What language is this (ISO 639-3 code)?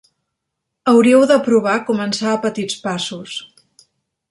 cat